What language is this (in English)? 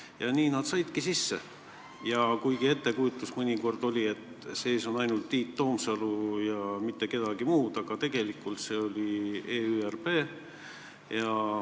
Estonian